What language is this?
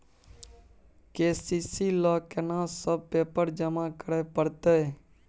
Maithili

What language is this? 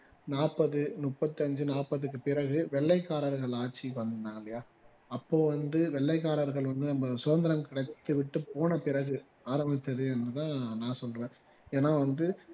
Tamil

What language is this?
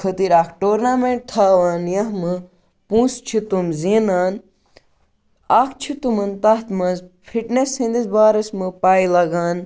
Kashmiri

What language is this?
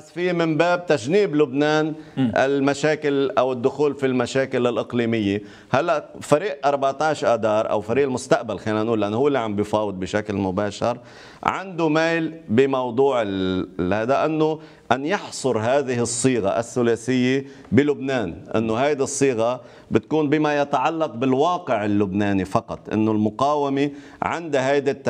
Arabic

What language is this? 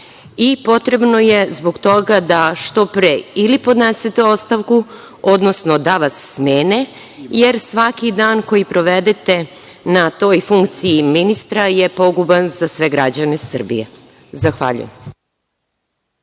Serbian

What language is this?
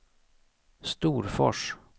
Swedish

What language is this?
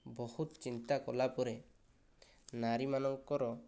Odia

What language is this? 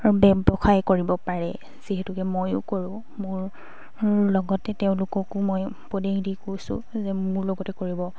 Assamese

